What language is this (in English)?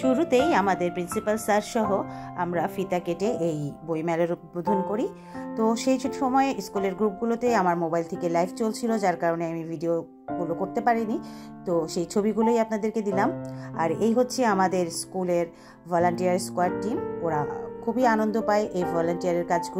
Arabic